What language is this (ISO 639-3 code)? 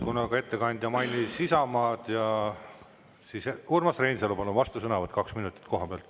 est